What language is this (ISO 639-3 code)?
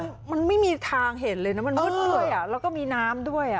tha